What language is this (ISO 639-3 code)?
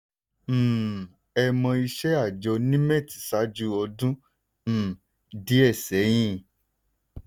yor